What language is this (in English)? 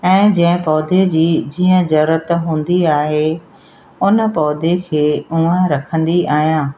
Sindhi